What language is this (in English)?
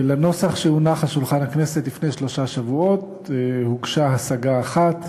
Hebrew